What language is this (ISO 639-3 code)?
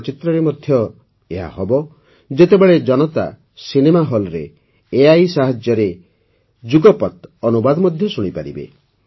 ori